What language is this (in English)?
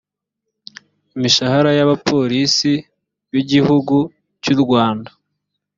Kinyarwanda